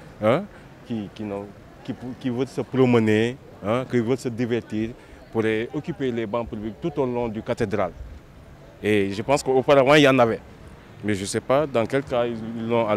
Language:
French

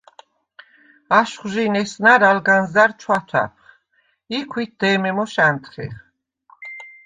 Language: Svan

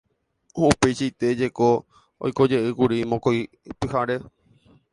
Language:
Guarani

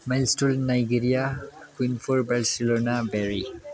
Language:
Nepali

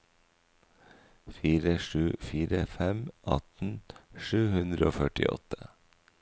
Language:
Norwegian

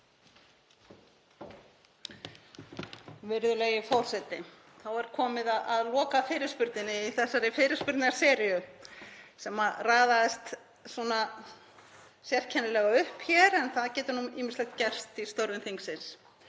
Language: Icelandic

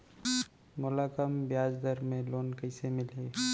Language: Chhattisgarhi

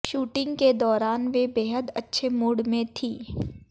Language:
Hindi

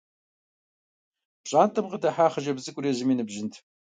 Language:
Kabardian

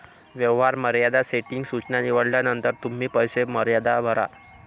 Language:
Marathi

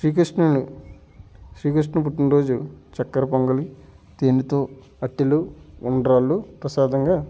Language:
Telugu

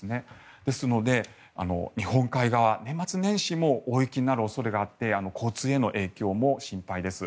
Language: Japanese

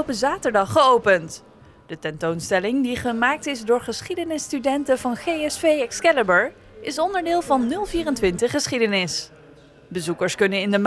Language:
Dutch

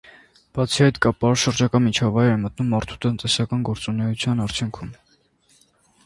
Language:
Armenian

